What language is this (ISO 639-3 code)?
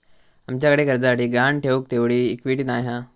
mar